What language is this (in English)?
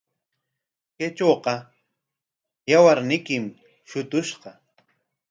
Corongo Ancash Quechua